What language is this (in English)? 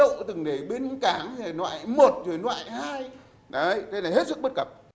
Vietnamese